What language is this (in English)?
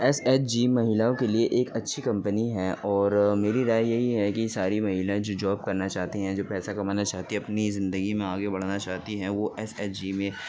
Urdu